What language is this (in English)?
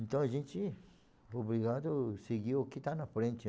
Portuguese